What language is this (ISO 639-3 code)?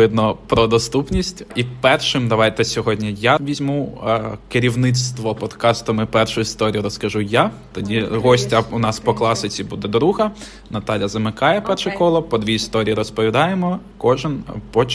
ukr